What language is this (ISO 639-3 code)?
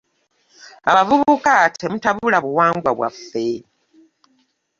lug